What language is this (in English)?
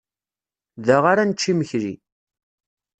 Kabyle